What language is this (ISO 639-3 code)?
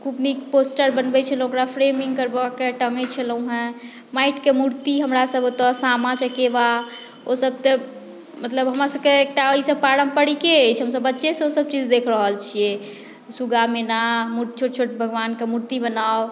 mai